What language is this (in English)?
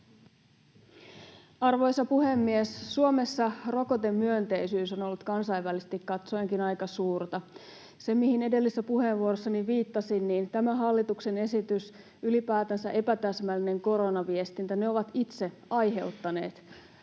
Finnish